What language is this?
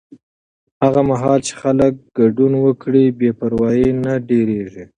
Pashto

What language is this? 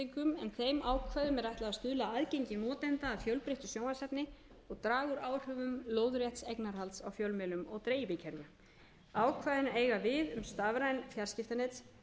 Icelandic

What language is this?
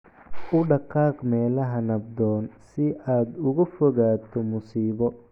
Somali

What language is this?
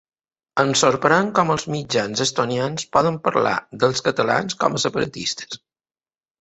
Catalan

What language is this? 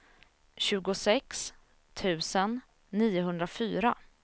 Swedish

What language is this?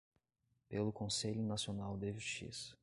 Portuguese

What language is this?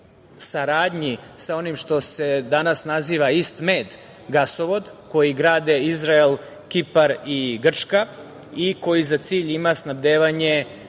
Serbian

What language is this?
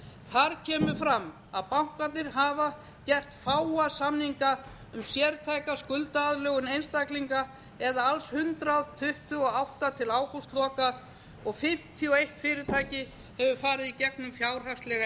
Icelandic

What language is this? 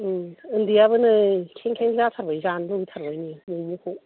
Bodo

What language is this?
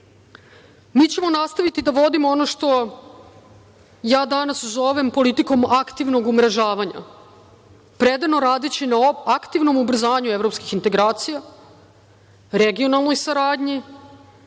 Serbian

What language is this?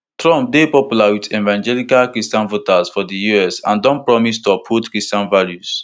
Nigerian Pidgin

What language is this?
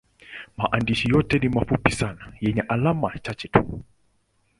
Swahili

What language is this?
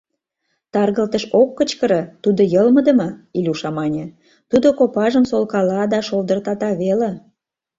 Mari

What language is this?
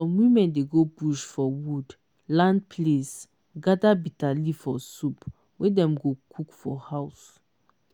Nigerian Pidgin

